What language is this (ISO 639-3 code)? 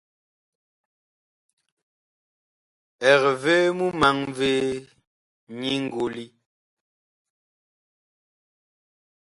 bkh